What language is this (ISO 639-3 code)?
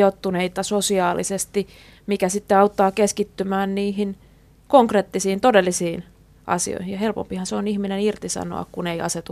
fin